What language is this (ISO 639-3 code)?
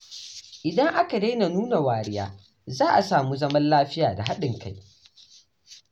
hau